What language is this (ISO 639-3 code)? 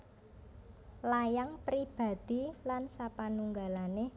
jav